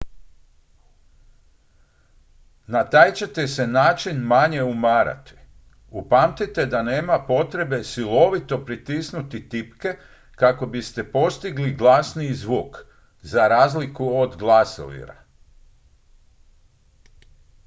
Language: Croatian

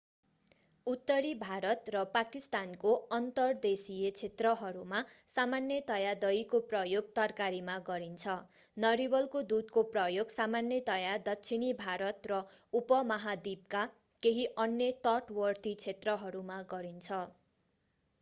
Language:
Nepali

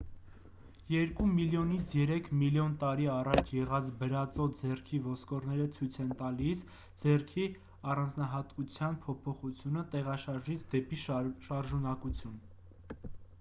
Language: Armenian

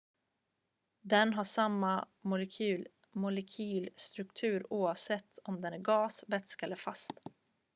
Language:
Swedish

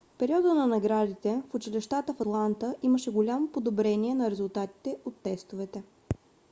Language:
Bulgarian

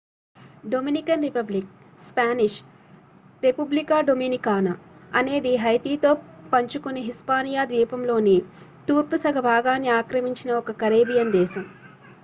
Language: Telugu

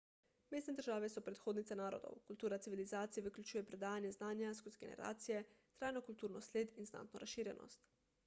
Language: Slovenian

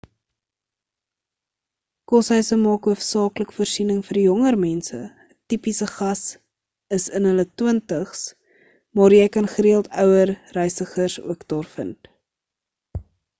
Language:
Afrikaans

